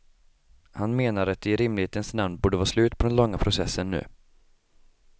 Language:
Swedish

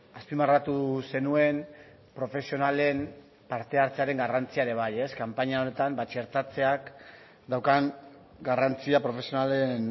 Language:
Basque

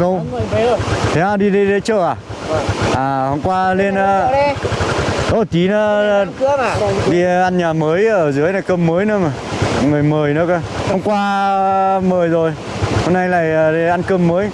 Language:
Vietnamese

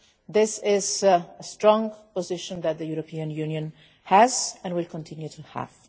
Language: English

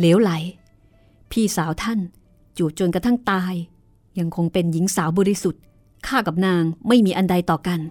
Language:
Thai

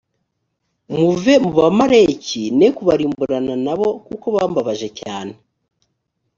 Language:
Kinyarwanda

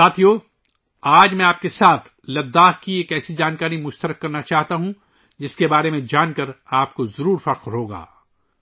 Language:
Urdu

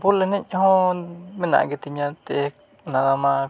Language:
Santali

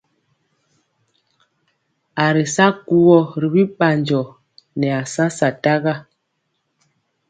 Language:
Mpiemo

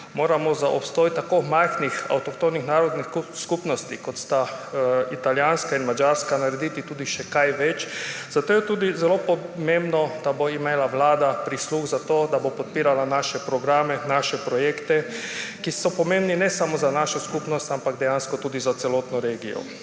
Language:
Slovenian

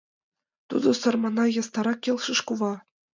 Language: Mari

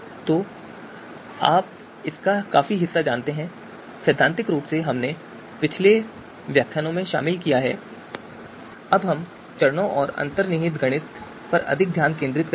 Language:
Hindi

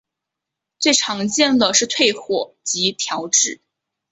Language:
Chinese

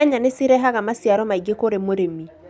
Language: Kikuyu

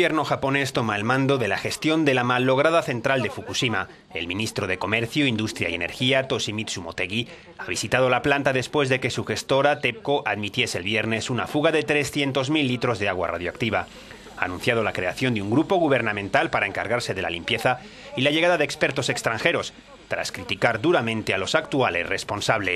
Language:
Spanish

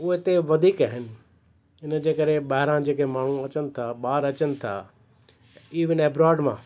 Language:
Sindhi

